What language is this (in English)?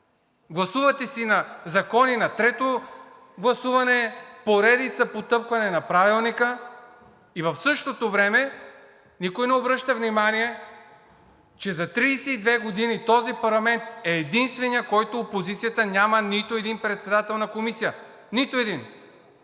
Bulgarian